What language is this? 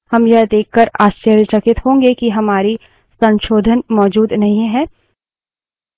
Hindi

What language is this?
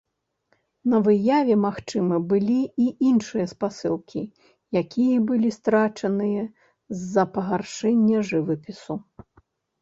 Belarusian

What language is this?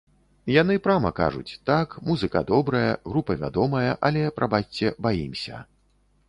Belarusian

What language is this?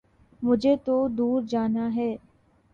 Urdu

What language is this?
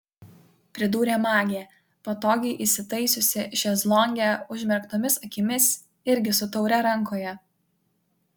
Lithuanian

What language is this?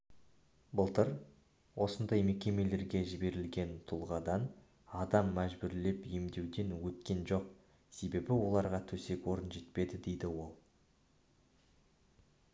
Kazakh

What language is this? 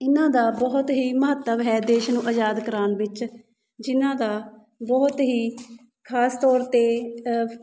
Punjabi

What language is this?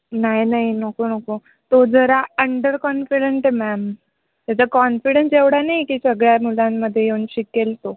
Marathi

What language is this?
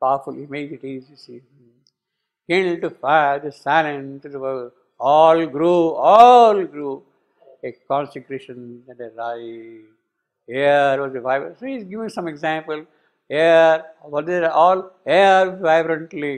English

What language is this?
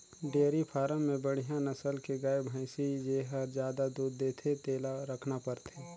Chhattisgarhi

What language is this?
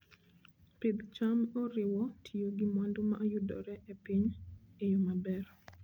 Luo (Kenya and Tanzania)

